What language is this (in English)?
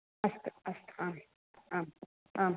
Sanskrit